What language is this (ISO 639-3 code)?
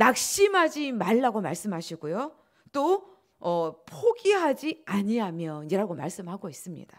kor